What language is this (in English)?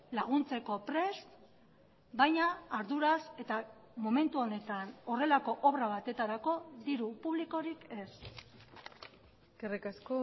Basque